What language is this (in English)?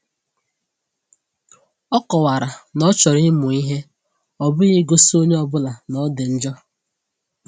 Igbo